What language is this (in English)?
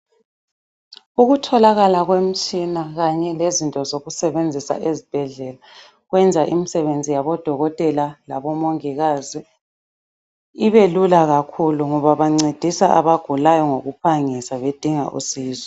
North Ndebele